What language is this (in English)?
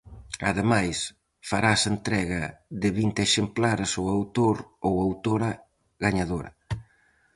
Galician